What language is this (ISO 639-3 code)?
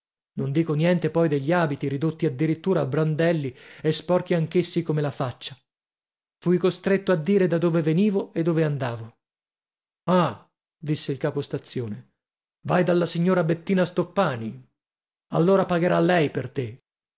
ita